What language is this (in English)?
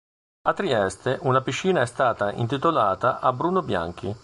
Italian